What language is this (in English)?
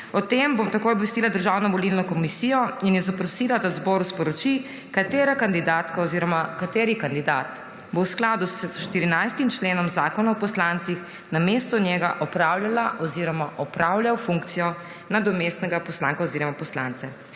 Slovenian